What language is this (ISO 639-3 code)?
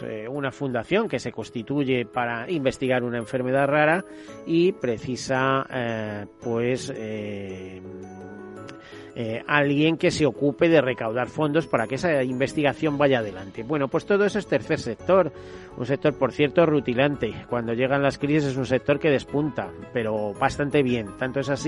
spa